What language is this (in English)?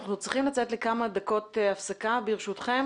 Hebrew